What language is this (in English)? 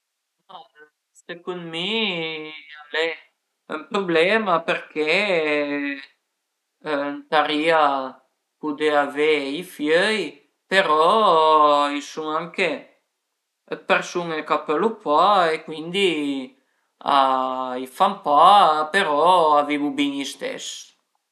Piedmontese